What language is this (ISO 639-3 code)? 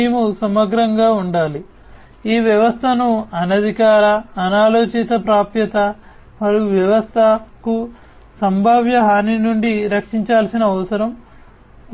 tel